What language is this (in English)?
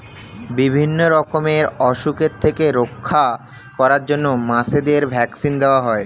Bangla